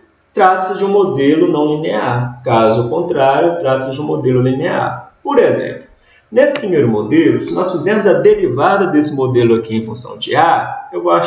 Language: Portuguese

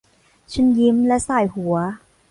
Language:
Thai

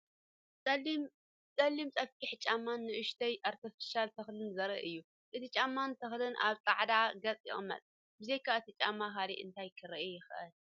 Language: Tigrinya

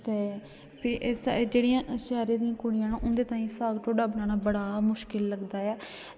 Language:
Dogri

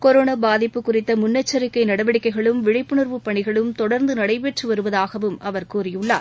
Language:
Tamil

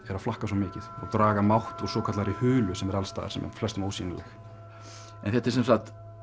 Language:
Icelandic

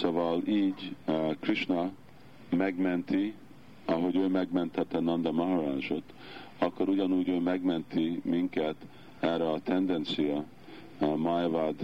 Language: Hungarian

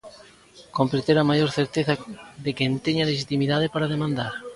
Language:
Galician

